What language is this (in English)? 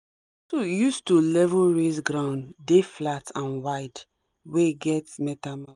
Nigerian Pidgin